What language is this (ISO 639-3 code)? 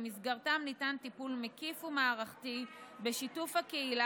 heb